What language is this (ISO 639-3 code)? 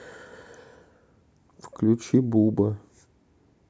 rus